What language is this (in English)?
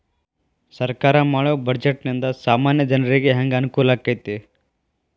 Kannada